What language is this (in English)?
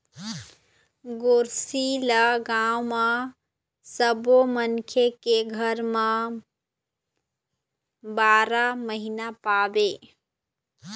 Chhattisgarhi